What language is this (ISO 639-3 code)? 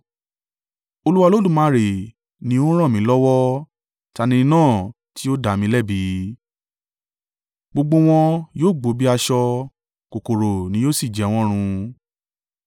yor